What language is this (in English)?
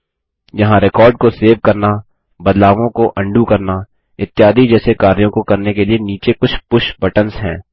Hindi